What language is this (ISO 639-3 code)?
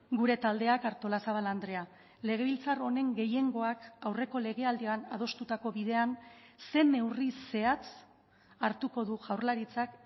eus